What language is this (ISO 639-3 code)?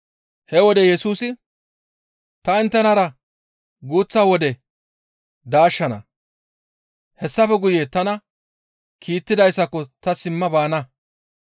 gmv